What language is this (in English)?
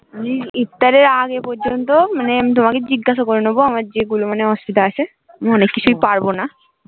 Bangla